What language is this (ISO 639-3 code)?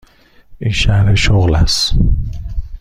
fas